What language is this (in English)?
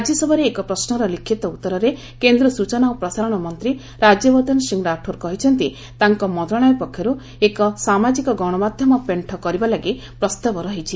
Odia